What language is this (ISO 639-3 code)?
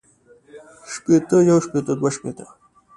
pus